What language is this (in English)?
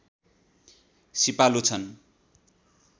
Nepali